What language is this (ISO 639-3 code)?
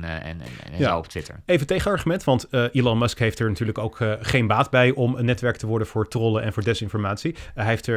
nld